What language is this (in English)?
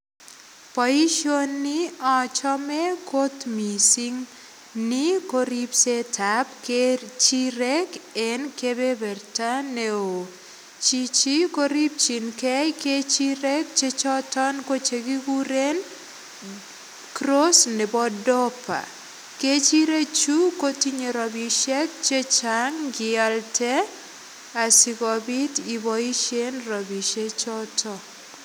Kalenjin